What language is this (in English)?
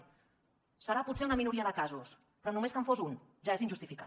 Catalan